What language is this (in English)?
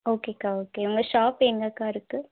Tamil